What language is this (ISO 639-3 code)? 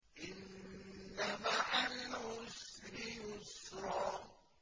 ara